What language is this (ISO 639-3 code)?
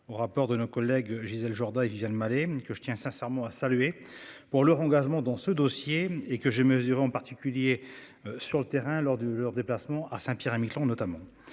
fra